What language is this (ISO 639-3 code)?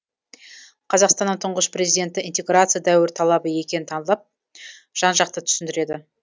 kaz